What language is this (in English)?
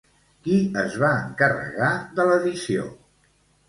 Catalan